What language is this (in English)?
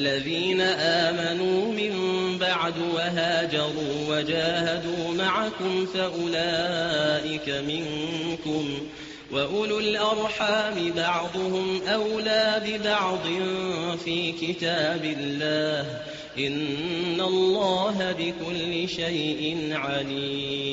Arabic